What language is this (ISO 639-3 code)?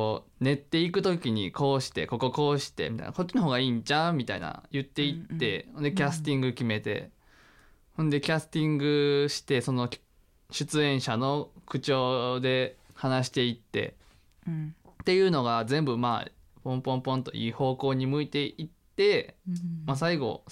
jpn